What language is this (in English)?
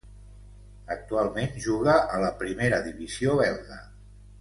Catalan